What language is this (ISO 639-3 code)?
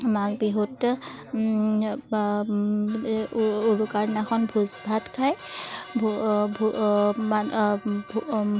asm